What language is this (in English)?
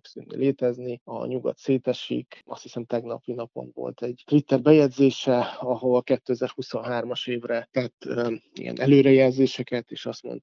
Hungarian